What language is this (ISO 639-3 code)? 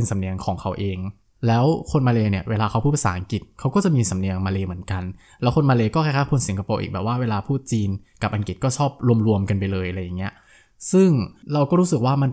tha